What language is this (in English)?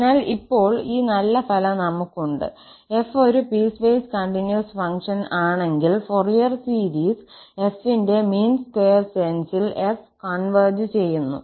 Malayalam